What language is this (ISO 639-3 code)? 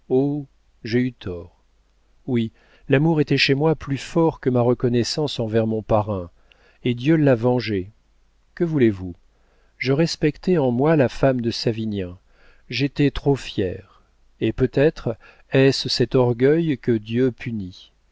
fra